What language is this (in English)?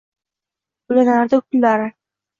Uzbek